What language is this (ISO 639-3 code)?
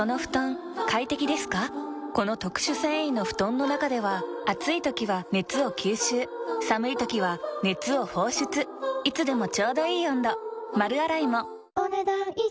jpn